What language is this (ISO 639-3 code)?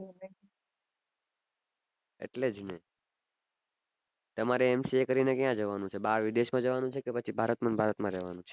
guj